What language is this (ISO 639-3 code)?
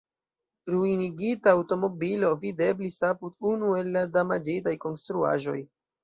epo